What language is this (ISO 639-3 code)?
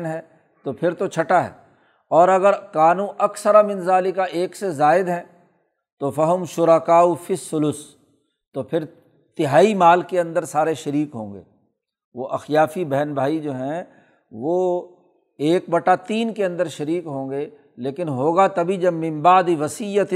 urd